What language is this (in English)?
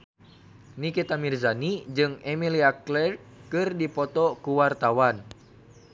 Sundanese